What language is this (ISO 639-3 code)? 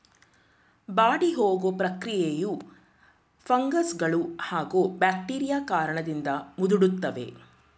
kan